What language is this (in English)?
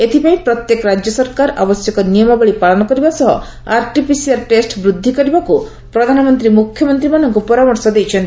Odia